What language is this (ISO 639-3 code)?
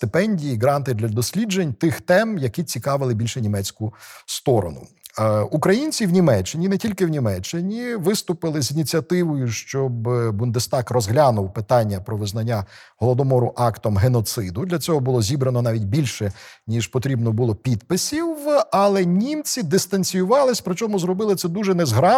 ukr